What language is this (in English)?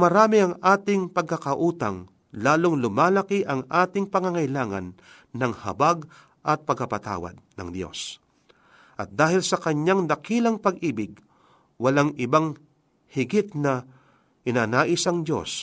Filipino